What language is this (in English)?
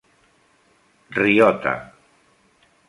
Catalan